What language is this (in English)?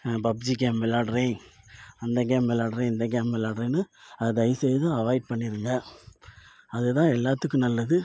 Tamil